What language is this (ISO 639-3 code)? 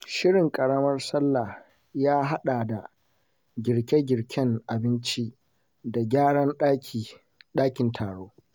hau